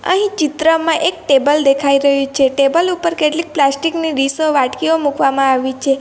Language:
Gujarati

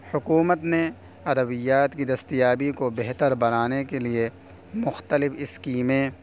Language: Urdu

